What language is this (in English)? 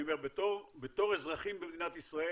Hebrew